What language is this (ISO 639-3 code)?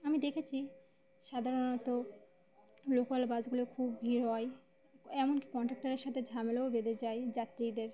ben